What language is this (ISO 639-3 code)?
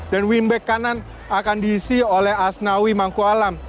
ind